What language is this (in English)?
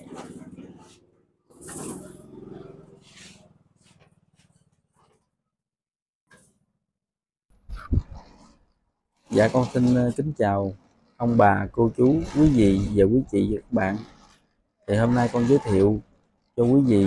Vietnamese